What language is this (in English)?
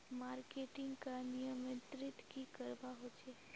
Magahi